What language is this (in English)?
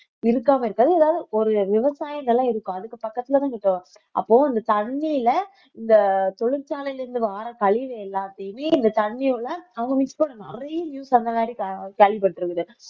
Tamil